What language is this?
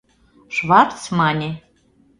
Mari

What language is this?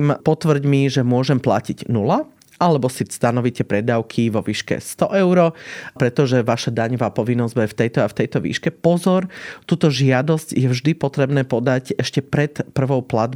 Slovak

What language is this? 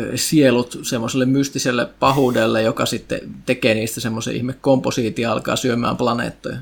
Finnish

